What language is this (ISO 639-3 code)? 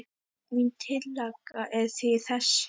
isl